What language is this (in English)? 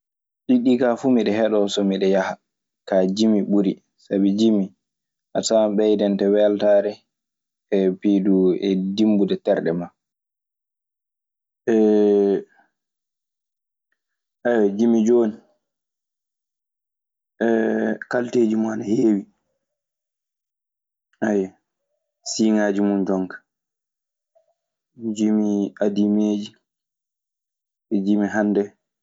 Maasina Fulfulde